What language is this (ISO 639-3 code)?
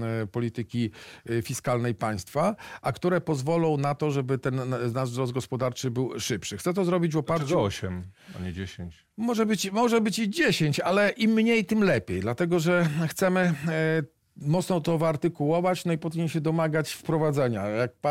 pol